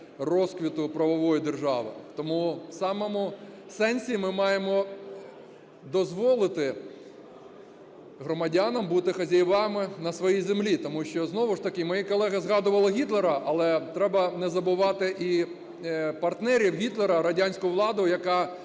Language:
Ukrainian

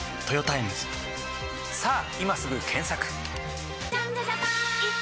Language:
Japanese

